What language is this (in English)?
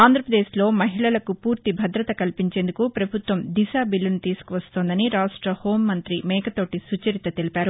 Telugu